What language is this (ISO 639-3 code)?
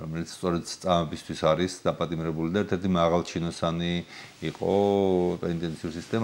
ron